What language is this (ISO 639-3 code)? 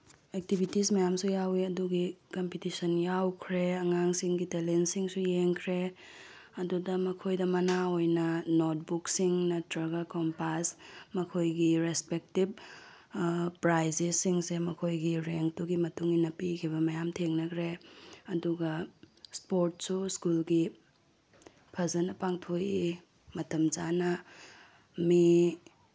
mni